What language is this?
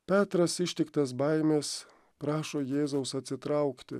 Lithuanian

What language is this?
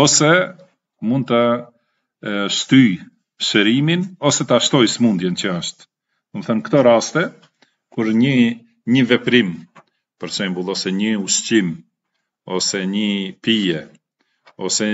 Arabic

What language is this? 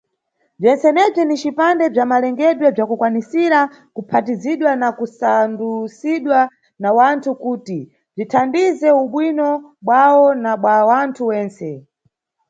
Nyungwe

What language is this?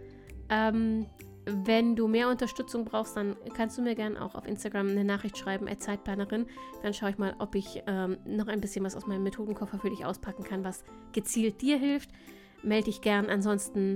German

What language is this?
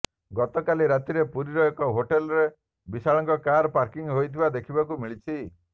Odia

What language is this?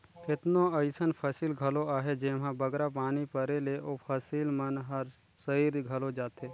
Chhattisgarhi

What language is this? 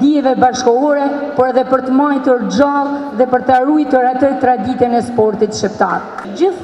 Romanian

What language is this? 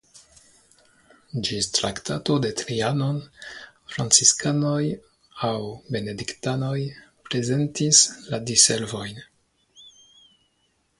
Esperanto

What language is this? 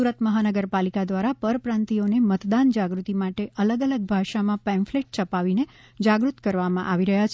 Gujarati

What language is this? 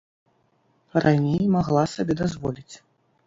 Belarusian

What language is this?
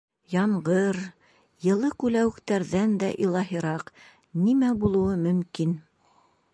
Bashkir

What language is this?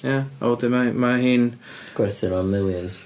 Welsh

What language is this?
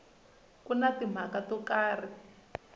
Tsonga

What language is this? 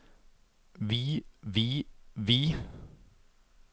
Norwegian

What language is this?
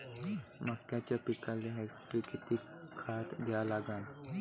Marathi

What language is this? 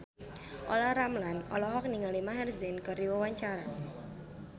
Sundanese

